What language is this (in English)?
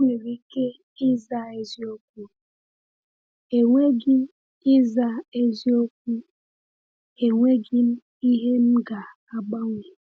Igbo